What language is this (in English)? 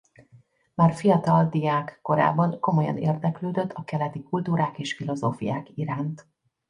Hungarian